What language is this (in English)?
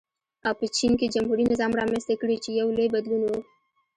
Pashto